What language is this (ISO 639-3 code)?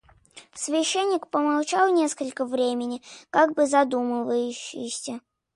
rus